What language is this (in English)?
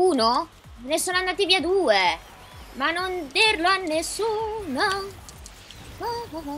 Italian